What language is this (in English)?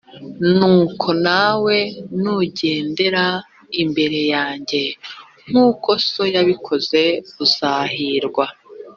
Kinyarwanda